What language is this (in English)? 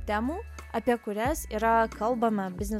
Lithuanian